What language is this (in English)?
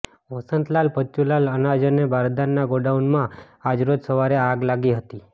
Gujarati